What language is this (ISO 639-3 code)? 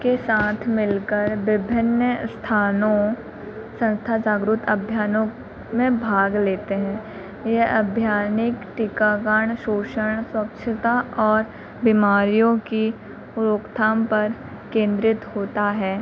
hin